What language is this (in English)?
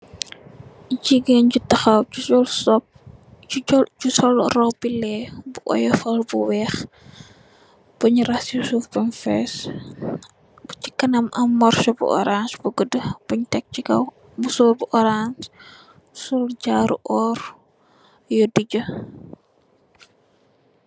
Wolof